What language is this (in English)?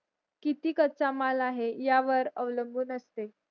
Marathi